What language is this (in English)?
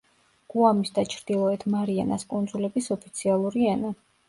Georgian